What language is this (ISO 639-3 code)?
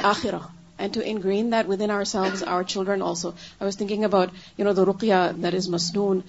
urd